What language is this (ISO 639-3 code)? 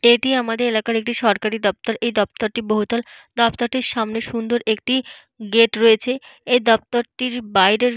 ben